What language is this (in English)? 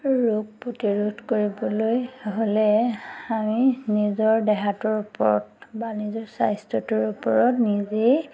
Assamese